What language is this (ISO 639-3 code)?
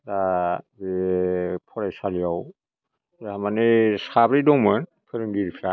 brx